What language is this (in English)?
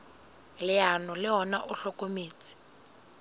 Southern Sotho